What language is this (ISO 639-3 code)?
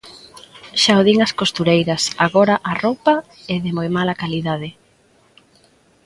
glg